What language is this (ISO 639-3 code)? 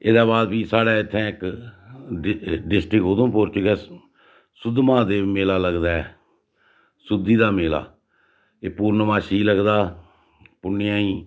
doi